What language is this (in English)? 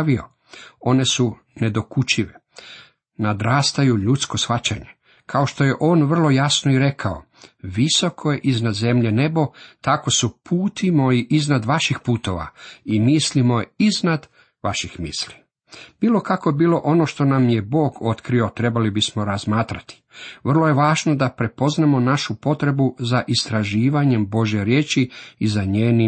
Croatian